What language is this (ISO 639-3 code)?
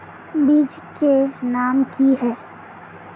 mag